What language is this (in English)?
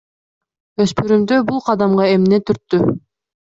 Kyrgyz